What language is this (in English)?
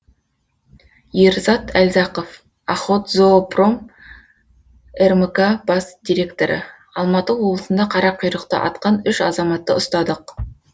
Kazakh